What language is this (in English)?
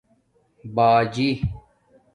Domaaki